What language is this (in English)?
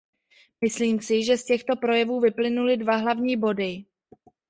Czech